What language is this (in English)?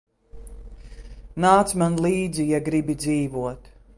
Latvian